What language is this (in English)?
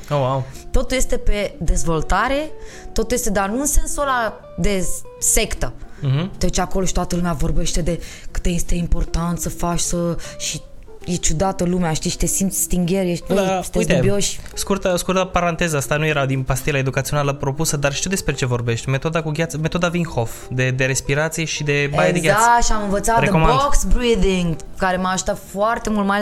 Romanian